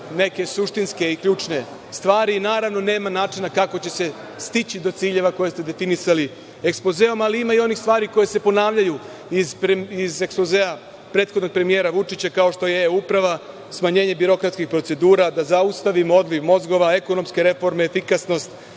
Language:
Serbian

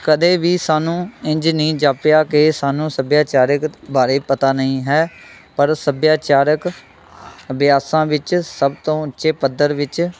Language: Punjabi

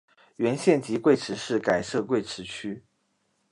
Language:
Chinese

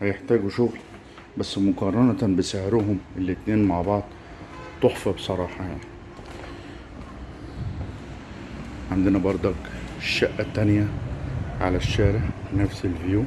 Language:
Arabic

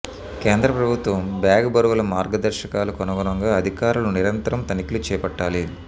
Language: Telugu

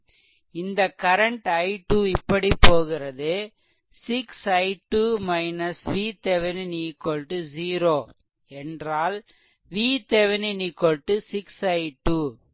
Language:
Tamil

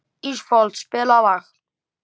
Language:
Icelandic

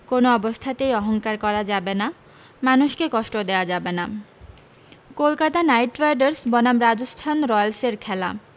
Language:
Bangla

